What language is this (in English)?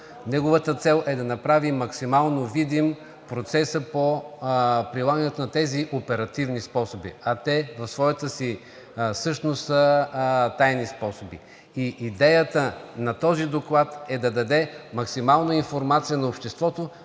Bulgarian